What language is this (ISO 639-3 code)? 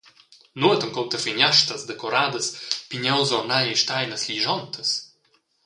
roh